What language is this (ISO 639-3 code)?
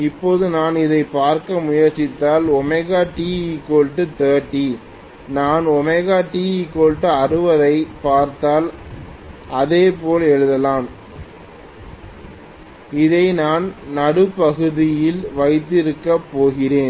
tam